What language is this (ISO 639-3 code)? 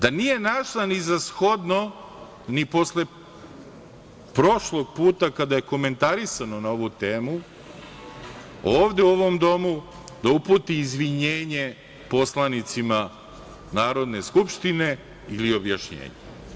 srp